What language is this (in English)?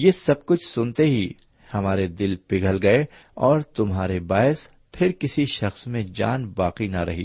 Urdu